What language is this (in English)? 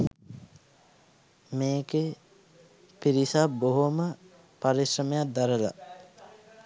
Sinhala